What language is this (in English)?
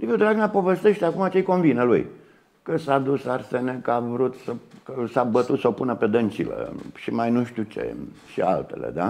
Romanian